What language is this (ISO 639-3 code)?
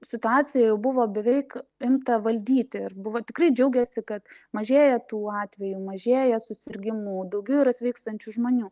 lit